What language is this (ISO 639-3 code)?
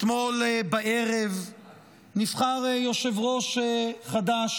heb